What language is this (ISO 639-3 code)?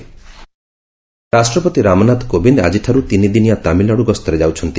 ori